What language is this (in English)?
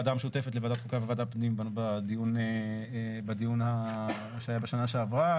Hebrew